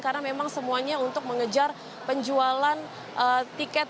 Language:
Indonesian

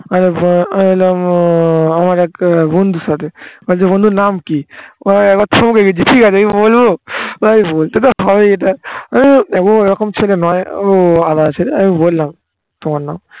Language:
Bangla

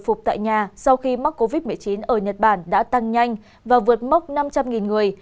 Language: Vietnamese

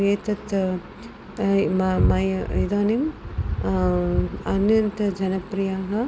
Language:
Sanskrit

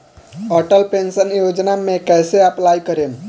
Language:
Bhojpuri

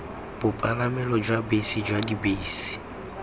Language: Tswana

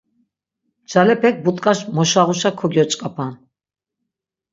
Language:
Laz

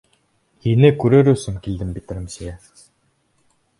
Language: Bashkir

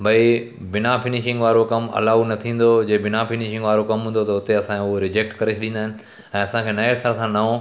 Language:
Sindhi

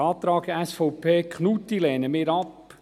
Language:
Swiss German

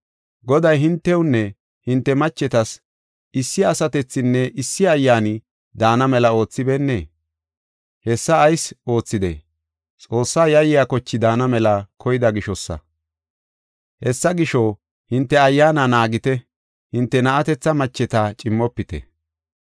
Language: Gofa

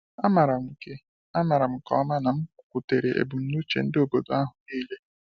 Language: Igbo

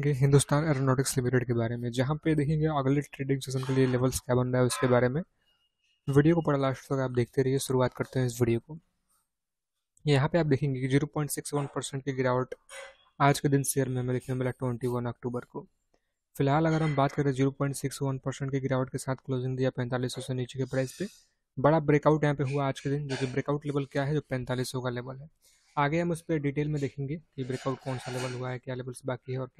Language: Hindi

